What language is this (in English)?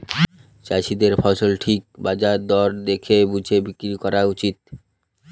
Bangla